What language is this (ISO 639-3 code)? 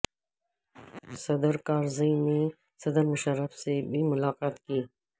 urd